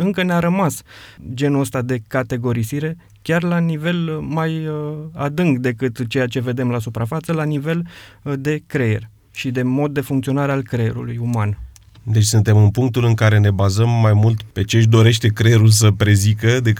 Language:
Romanian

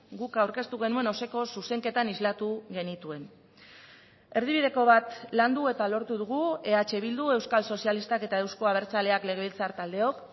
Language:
Basque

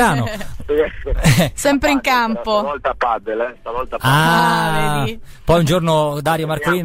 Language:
Italian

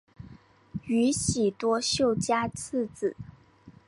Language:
Chinese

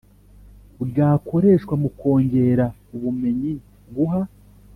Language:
Kinyarwanda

